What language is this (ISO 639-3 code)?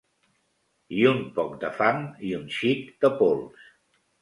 cat